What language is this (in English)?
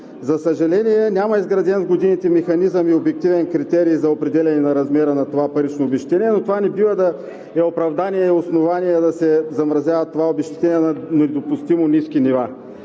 Bulgarian